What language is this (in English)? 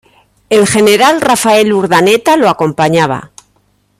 Spanish